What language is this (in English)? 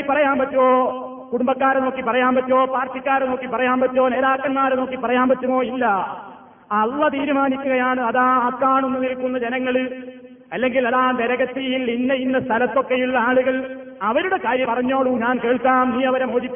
Malayalam